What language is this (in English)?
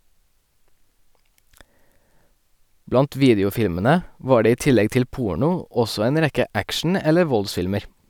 Norwegian